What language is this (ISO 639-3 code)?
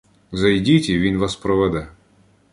ukr